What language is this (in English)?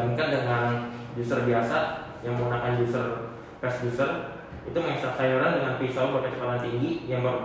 Indonesian